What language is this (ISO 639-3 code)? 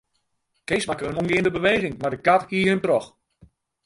fry